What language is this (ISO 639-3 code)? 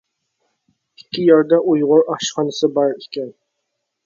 uig